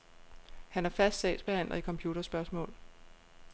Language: Danish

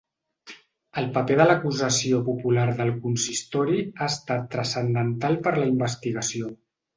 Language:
Catalan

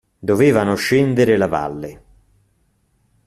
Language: Italian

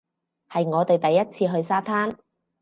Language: Cantonese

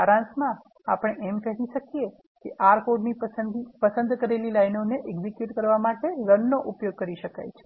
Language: Gujarati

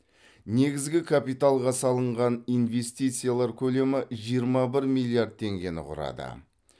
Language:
Kazakh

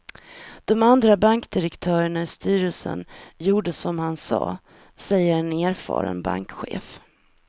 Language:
Swedish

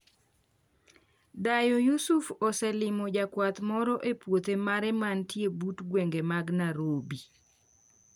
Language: Luo (Kenya and Tanzania)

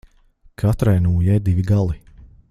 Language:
Latvian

